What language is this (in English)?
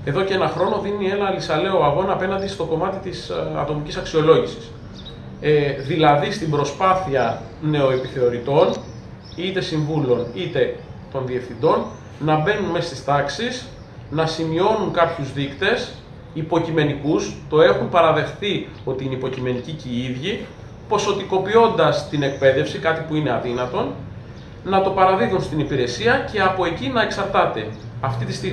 Greek